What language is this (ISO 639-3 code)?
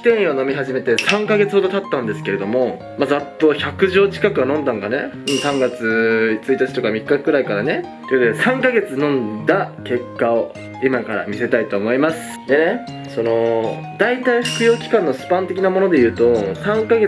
jpn